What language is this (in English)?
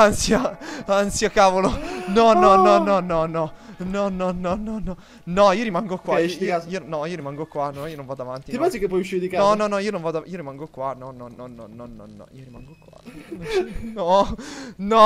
Italian